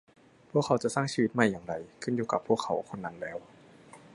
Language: Thai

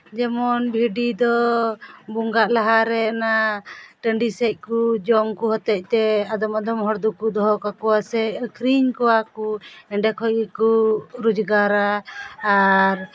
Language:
Santali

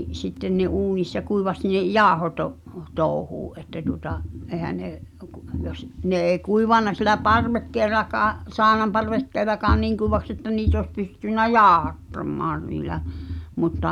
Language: Finnish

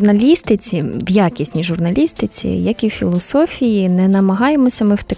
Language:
Ukrainian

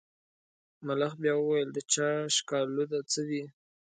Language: Pashto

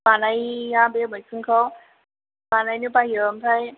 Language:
Bodo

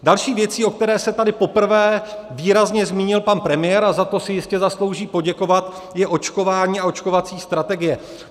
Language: Czech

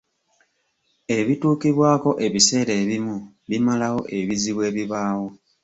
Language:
Ganda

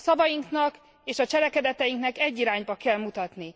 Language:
Hungarian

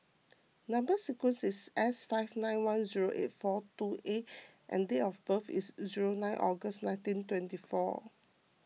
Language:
English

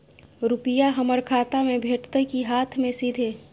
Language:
Maithili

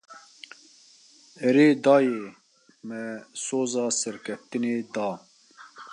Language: Kurdish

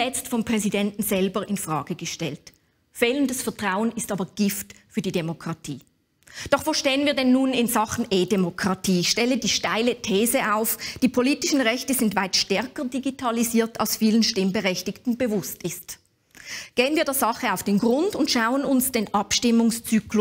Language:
German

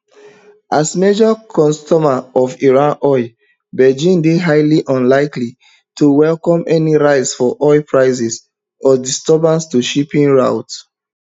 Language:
Nigerian Pidgin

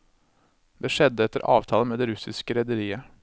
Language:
Norwegian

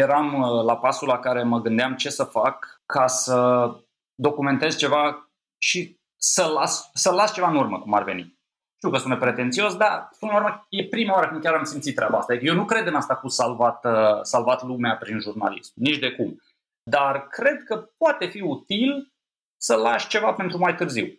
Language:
Romanian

